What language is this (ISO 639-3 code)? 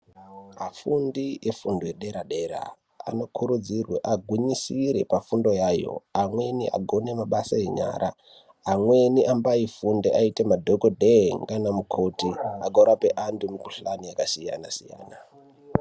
ndc